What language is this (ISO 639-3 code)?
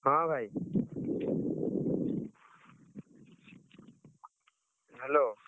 ori